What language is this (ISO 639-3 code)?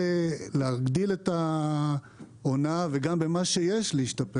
heb